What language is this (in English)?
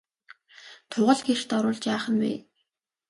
Mongolian